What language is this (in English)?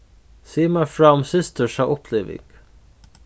Faroese